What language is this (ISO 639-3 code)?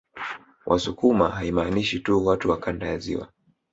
swa